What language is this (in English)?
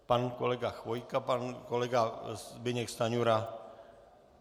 Czech